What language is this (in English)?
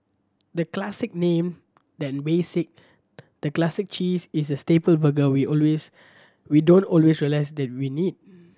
English